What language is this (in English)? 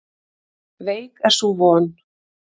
Icelandic